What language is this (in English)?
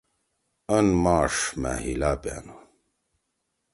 Torwali